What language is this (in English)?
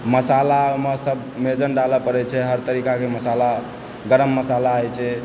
Maithili